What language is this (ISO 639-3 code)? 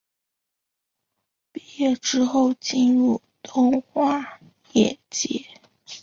zho